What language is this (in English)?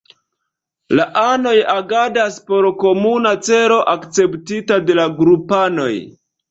Esperanto